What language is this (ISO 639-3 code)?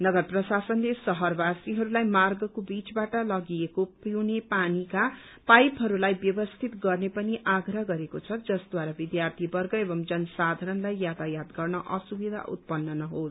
nep